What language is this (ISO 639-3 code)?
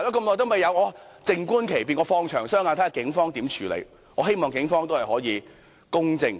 yue